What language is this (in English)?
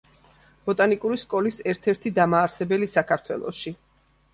Georgian